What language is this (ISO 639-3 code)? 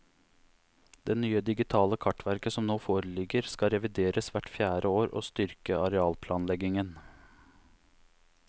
nor